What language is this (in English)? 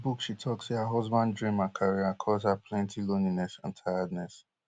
Nigerian Pidgin